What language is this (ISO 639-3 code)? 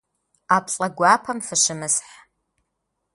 kbd